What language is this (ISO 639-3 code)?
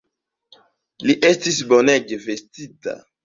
epo